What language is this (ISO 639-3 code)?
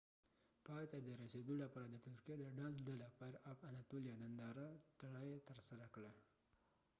pus